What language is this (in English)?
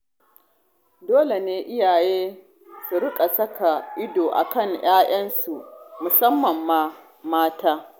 Hausa